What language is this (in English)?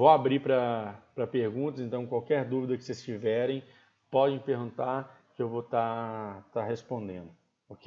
Portuguese